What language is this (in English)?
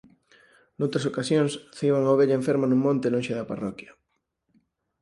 Galician